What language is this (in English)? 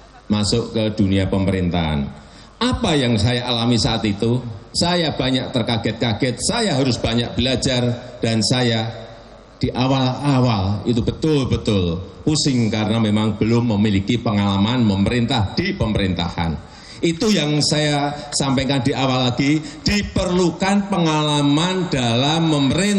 Indonesian